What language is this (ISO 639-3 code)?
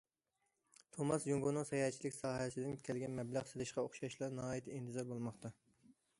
uig